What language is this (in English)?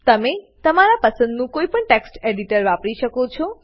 Gujarati